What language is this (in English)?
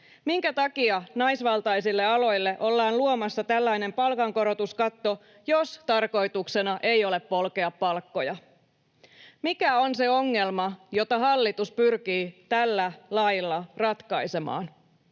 Finnish